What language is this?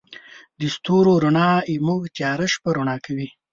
Pashto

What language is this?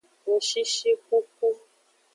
Aja (Benin)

